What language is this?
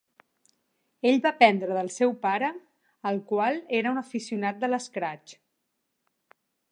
Catalan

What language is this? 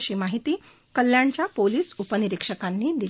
Marathi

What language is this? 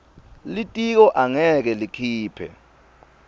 Swati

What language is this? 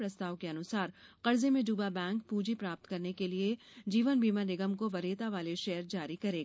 Hindi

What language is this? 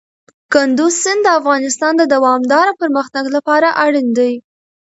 Pashto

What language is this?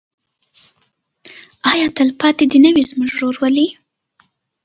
Pashto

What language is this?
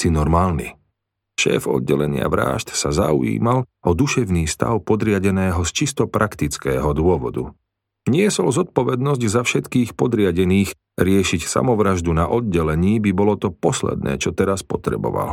Slovak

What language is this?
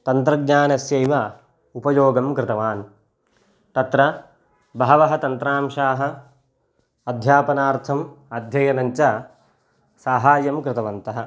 Sanskrit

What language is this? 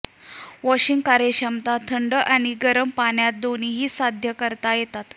Marathi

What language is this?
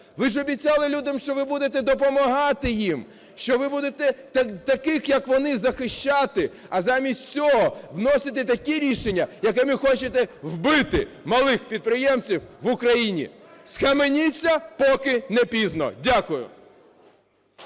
Ukrainian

